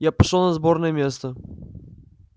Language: Russian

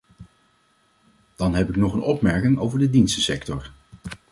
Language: Dutch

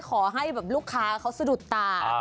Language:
Thai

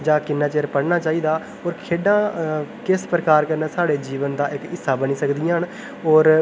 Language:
Dogri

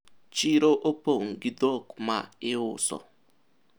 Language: Luo (Kenya and Tanzania)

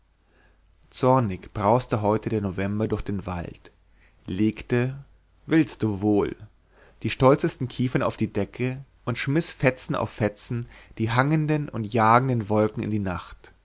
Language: German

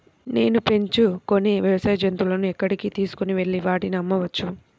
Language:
Telugu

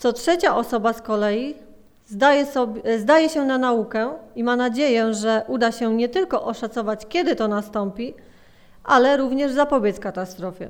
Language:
Polish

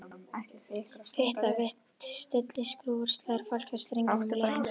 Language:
Icelandic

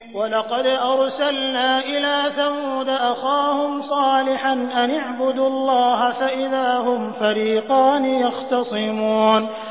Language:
Arabic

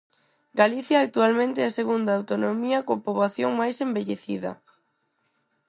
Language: Galician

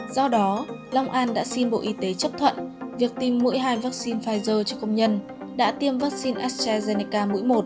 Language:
Vietnamese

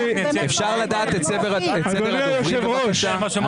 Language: Hebrew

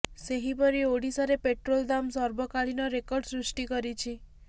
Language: Odia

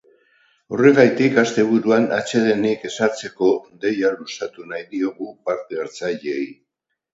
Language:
Basque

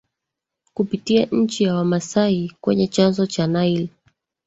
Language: Swahili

